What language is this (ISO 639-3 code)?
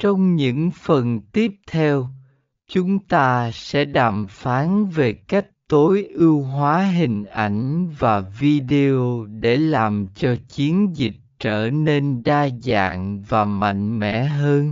vie